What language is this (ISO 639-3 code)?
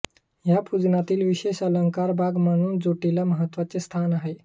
mar